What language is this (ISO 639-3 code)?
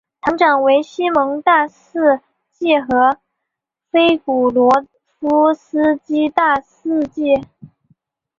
zho